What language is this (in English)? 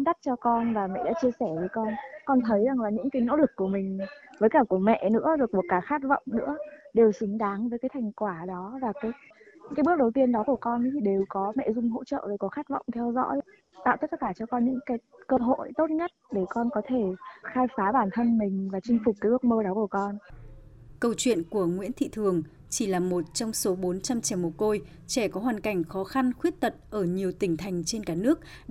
Vietnamese